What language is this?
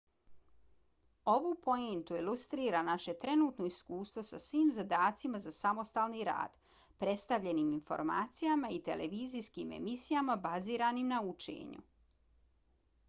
Bosnian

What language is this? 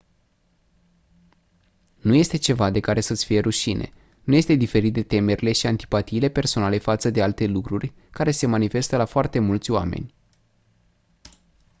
Romanian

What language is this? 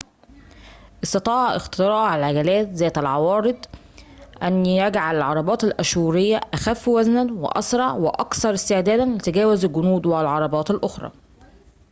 Arabic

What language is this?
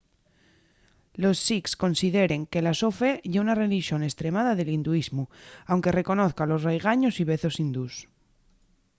Asturian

